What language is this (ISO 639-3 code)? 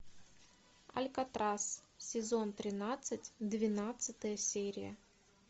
rus